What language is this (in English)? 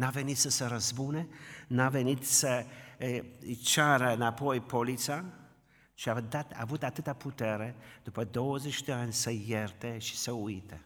Romanian